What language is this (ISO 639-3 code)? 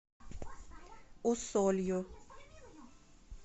rus